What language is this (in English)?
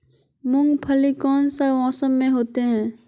Magahi